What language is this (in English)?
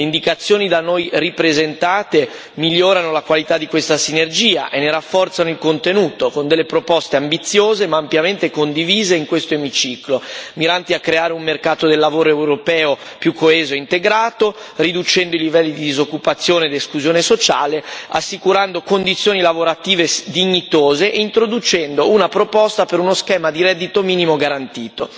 Italian